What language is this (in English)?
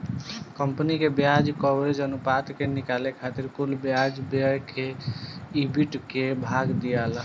Bhojpuri